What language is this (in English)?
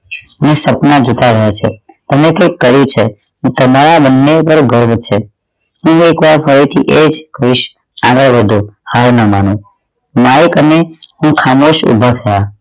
Gujarati